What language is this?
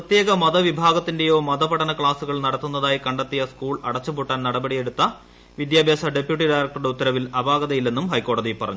Malayalam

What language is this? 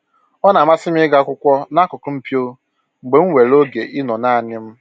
Igbo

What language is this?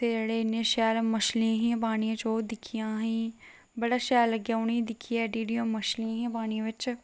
Dogri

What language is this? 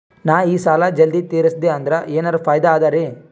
Kannada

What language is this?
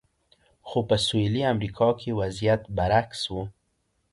Pashto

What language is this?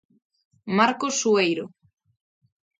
Galician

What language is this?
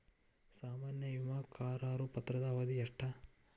Kannada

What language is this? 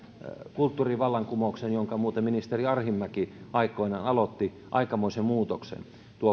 Finnish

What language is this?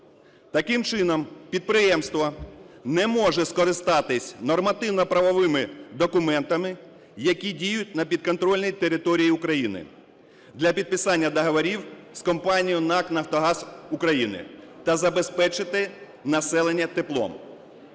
Ukrainian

